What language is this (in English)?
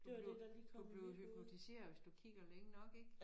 Danish